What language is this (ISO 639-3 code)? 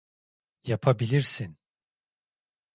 tur